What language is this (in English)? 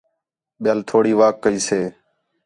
Khetrani